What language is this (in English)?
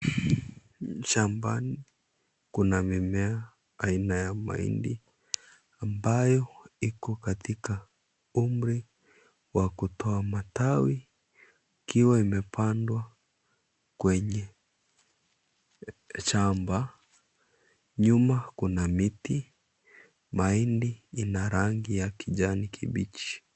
Swahili